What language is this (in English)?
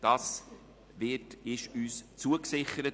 Swiss German